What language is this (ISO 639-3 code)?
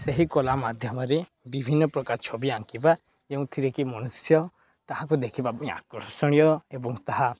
ori